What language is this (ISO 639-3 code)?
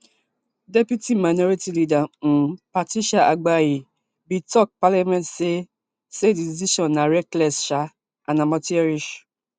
pcm